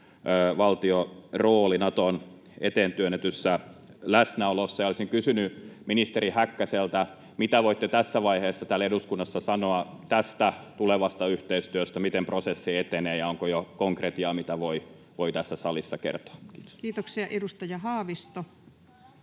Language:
Finnish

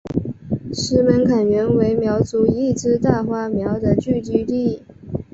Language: Chinese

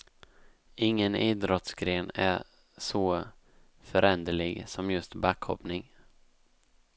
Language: Swedish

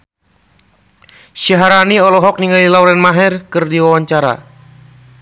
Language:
Sundanese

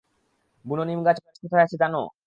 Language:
Bangla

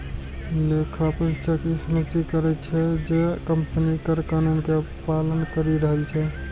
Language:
Maithili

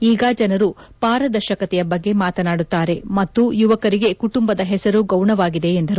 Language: Kannada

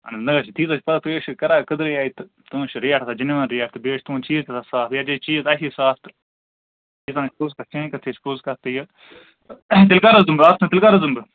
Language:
Kashmiri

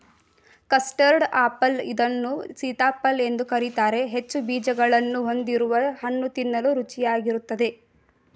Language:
Kannada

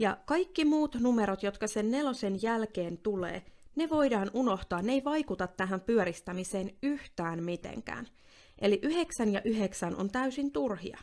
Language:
Finnish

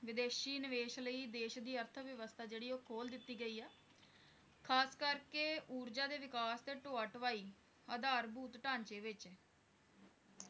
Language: Punjabi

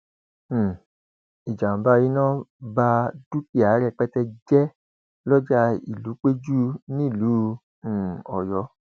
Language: Yoruba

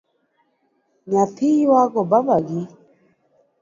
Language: Luo (Kenya and Tanzania)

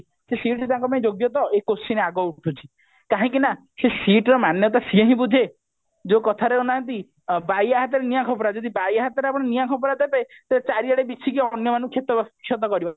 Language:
Odia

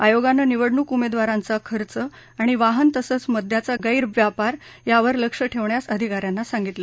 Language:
Marathi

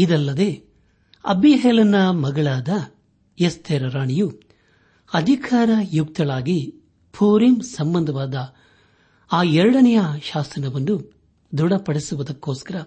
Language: Kannada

